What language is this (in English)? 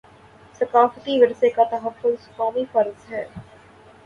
Urdu